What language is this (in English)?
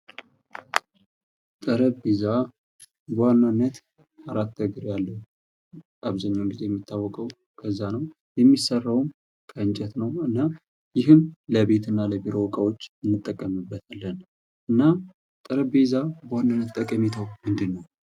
Amharic